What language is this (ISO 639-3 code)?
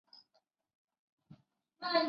zho